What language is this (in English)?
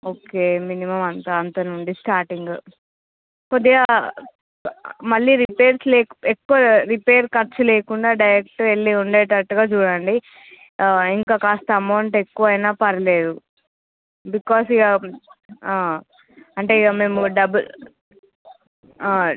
Telugu